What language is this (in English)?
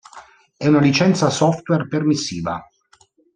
Italian